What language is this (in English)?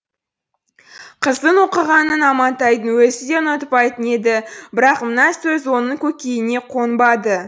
Kazakh